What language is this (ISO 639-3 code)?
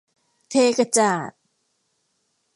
tha